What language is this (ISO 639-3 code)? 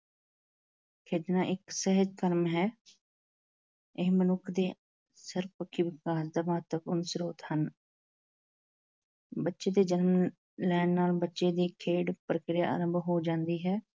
pan